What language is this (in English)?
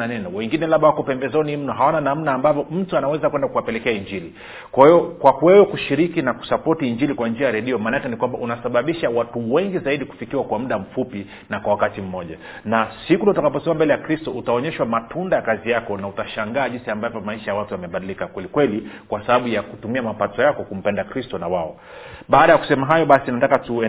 Swahili